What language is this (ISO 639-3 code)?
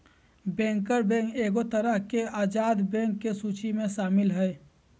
mag